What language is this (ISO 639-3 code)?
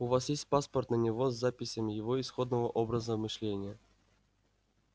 rus